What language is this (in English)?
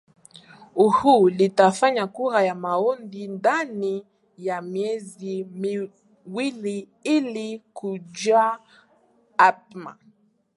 Swahili